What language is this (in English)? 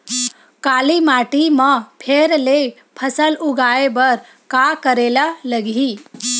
Chhattisgarhi